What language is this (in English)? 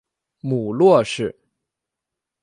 Chinese